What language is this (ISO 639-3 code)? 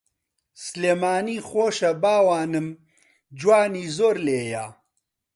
ckb